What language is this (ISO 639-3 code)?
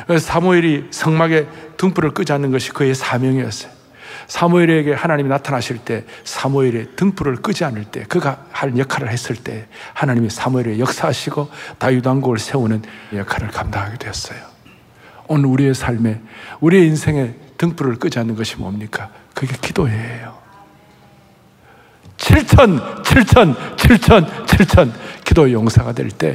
kor